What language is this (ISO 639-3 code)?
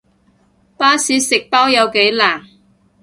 yue